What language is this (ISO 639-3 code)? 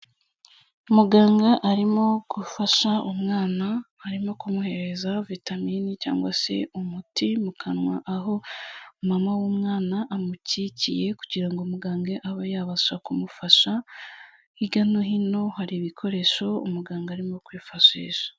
kin